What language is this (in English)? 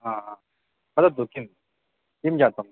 Sanskrit